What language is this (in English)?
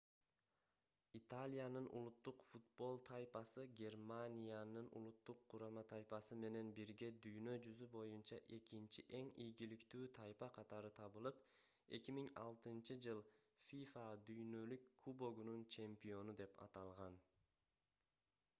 Kyrgyz